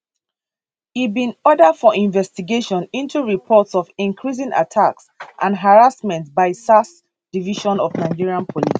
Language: Nigerian Pidgin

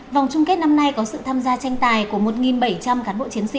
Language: Vietnamese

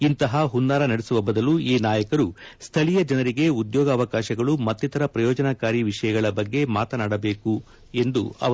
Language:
Kannada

